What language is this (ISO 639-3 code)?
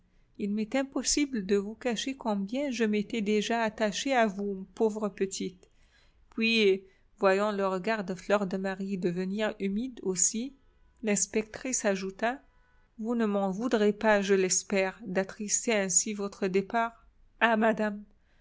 fra